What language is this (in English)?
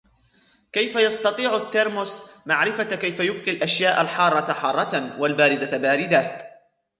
Arabic